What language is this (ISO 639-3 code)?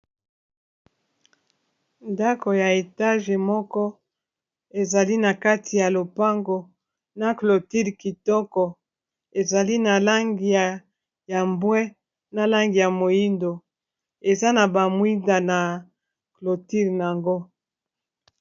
lin